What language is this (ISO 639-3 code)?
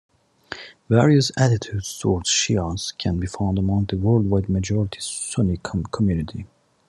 eng